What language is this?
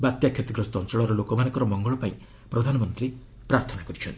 Odia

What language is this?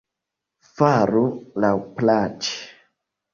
Esperanto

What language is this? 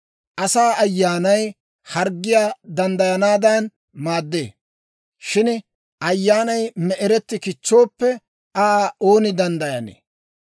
Dawro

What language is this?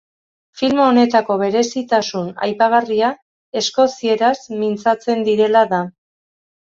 Basque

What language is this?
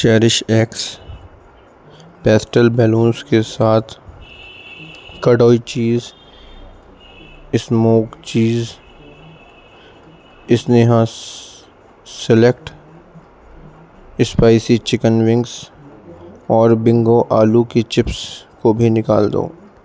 Urdu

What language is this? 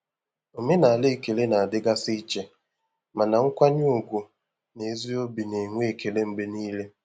Igbo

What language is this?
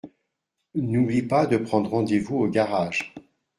French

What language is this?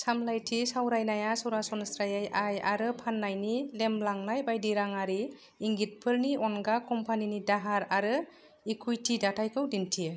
Bodo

